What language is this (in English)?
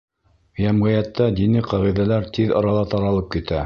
Bashkir